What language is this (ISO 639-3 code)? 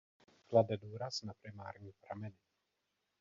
ces